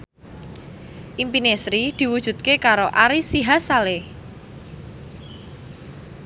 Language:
Javanese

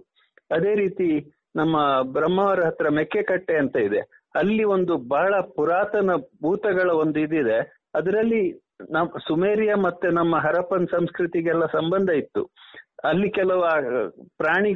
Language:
Kannada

